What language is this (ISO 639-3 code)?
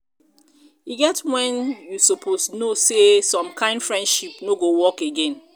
pcm